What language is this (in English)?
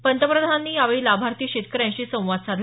Marathi